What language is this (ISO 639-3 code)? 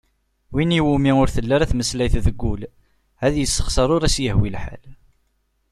kab